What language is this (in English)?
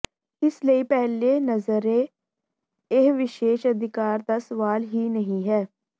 Punjabi